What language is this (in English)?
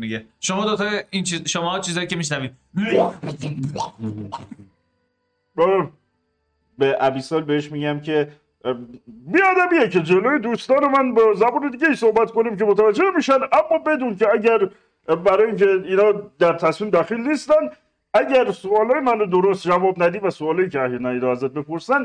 Persian